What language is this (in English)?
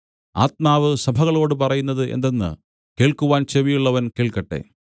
Malayalam